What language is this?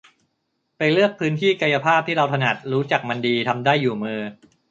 Thai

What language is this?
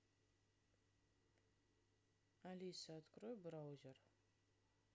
Russian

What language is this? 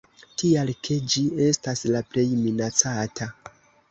Esperanto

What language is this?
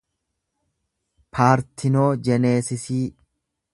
Oromo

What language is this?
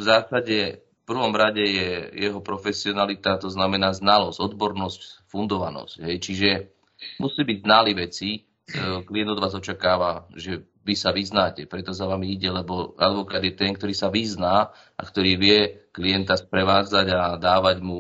Slovak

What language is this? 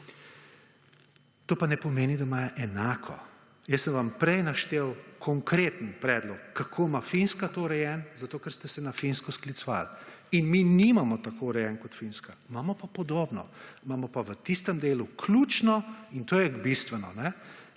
Slovenian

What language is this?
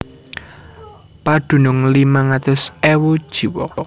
Javanese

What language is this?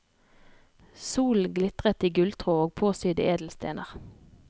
Norwegian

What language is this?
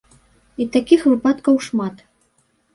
Belarusian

